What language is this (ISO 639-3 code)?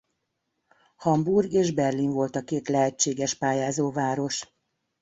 hun